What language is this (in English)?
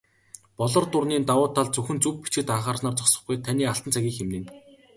Mongolian